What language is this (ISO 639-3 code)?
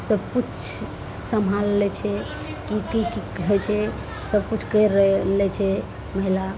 mai